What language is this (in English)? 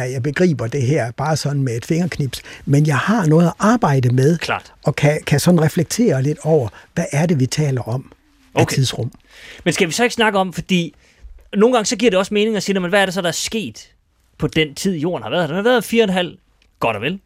Danish